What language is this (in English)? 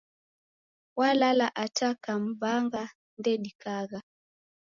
Taita